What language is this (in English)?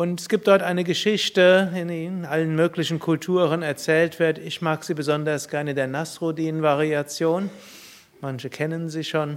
German